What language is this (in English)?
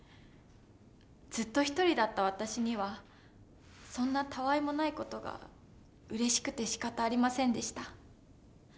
Japanese